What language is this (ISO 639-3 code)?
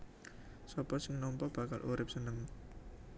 jav